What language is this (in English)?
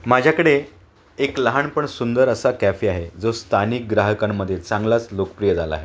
Marathi